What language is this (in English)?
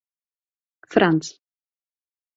Czech